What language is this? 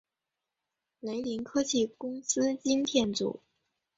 Chinese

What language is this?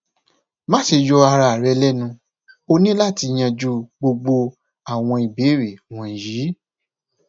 Yoruba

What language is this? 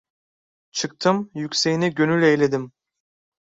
Turkish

